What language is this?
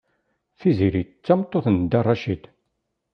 Kabyle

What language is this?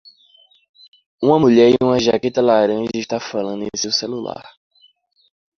Portuguese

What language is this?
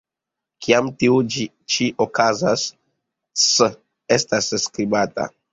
Esperanto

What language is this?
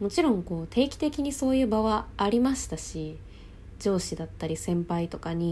Japanese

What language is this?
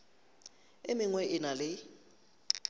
Northern Sotho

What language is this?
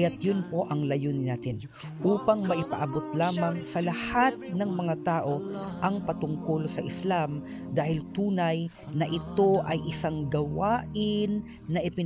Filipino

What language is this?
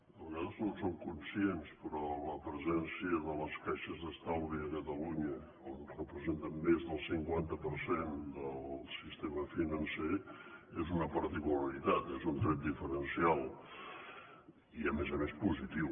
Catalan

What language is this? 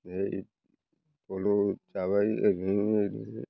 Bodo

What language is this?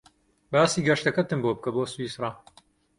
Central Kurdish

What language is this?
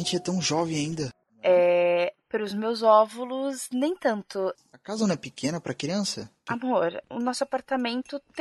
Portuguese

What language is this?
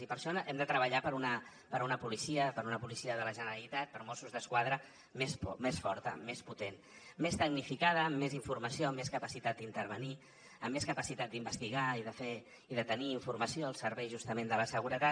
Catalan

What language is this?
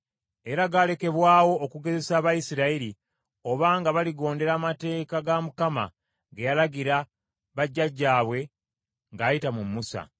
Ganda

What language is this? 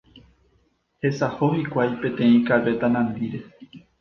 Guarani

